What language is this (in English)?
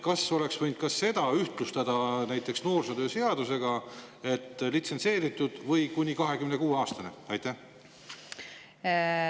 Estonian